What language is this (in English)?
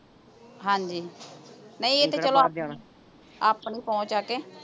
Punjabi